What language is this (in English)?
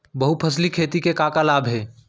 Chhattisgarhi